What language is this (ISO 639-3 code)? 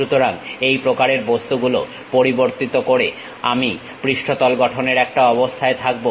ben